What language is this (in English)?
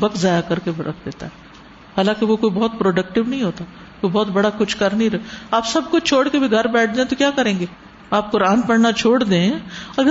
Urdu